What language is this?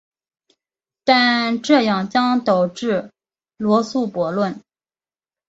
Chinese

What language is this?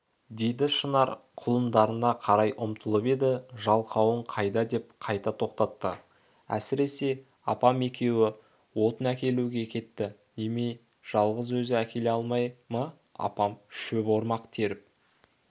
Kazakh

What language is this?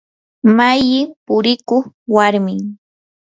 Yanahuanca Pasco Quechua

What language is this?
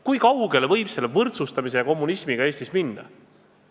Estonian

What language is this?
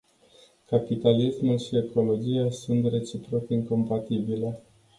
Romanian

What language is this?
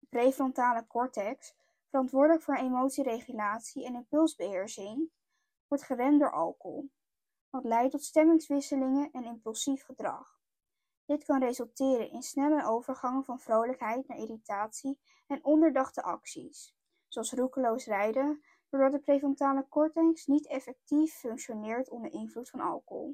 Dutch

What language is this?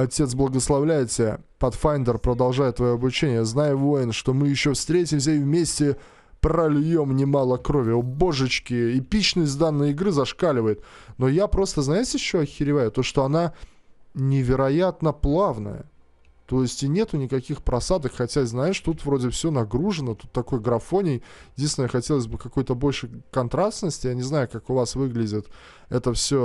Russian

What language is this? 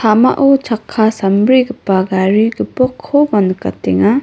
Garo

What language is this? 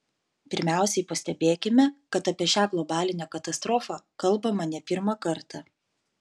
Lithuanian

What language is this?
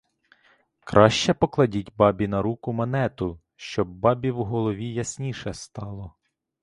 Ukrainian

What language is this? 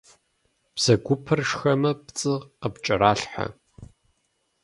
Kabardian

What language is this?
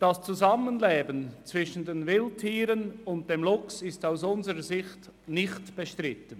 Swiss German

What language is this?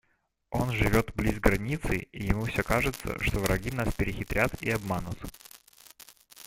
Russian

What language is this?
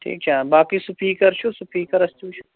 Kashmiri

